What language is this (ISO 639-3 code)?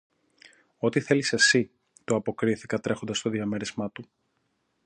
ell